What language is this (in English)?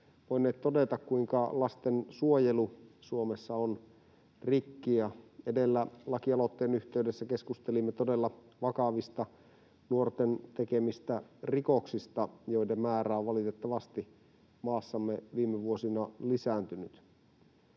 Finnish